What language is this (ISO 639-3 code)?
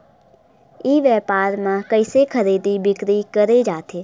hne